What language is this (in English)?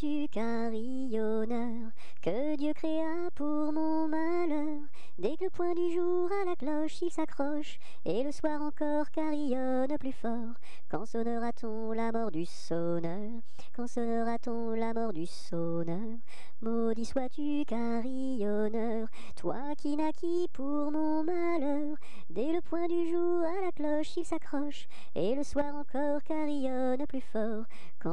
French